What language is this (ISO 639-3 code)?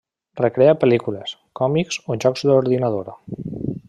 cat